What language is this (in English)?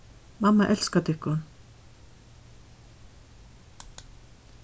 Faroese